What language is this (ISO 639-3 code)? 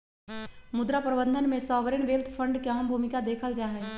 mag